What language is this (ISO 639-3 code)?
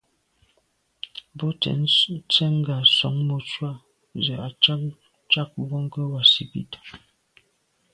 byv